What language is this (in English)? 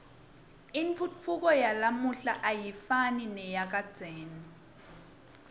Swati